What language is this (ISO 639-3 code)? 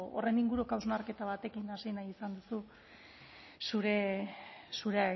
eus